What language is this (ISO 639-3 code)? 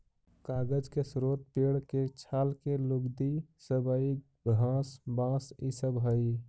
mag